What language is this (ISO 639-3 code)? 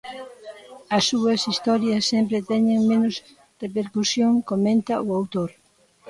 glg